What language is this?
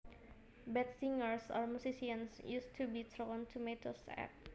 Javanese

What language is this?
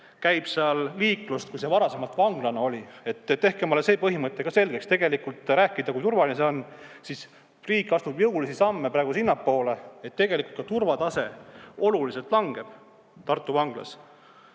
Estonian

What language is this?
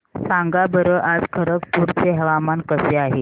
Marathi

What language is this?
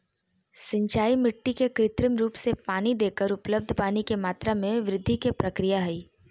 Magahi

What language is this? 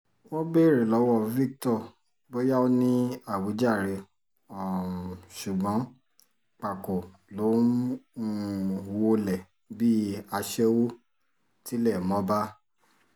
Yoruba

